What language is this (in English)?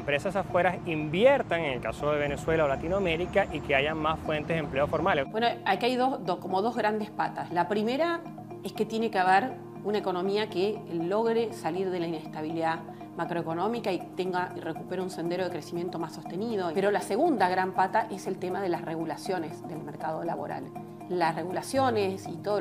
Spanish